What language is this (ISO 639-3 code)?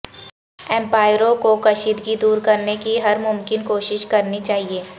urd